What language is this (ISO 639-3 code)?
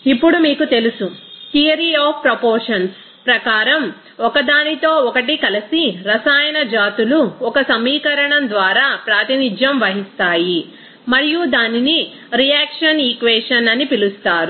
tel